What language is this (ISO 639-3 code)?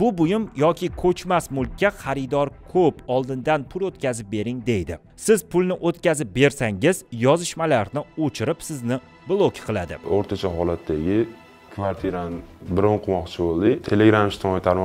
tur